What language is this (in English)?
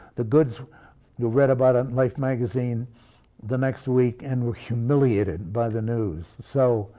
English